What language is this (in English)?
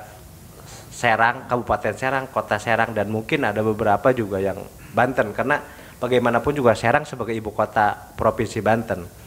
Indonesian